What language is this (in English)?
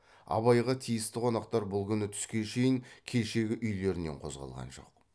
Kazakh